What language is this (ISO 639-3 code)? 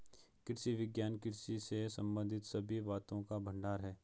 hin